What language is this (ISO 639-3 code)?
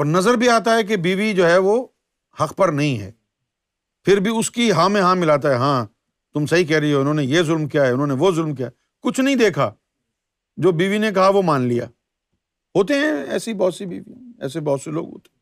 urd